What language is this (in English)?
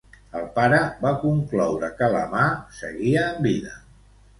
Catalan